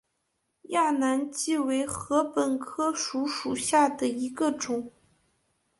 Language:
Chinese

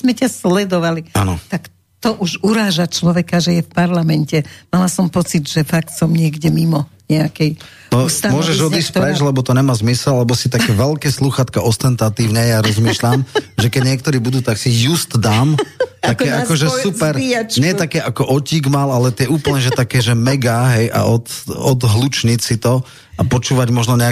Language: Slovak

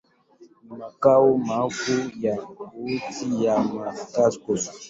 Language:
Swahili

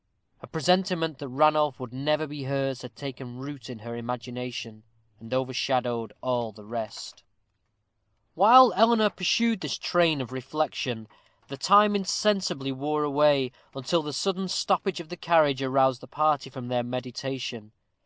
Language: English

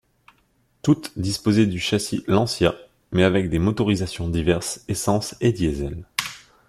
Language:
French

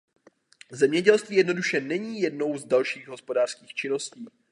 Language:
Czech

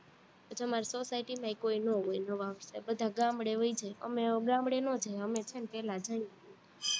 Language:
Gujarati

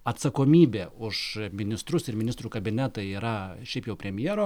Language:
Lithuanian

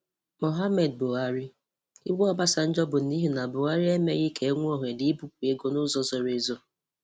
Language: Igbo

